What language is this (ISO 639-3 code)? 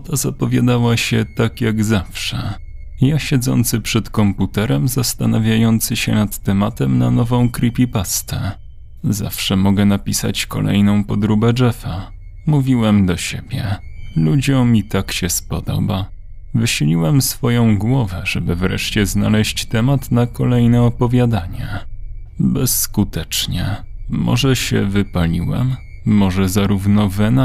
pol